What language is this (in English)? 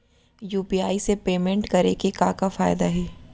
Chhattisgarhi